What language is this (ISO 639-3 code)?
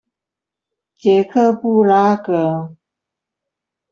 zho